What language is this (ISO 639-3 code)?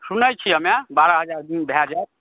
mai